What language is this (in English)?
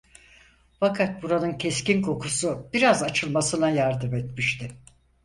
Turkish